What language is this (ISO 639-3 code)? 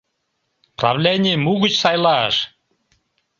chm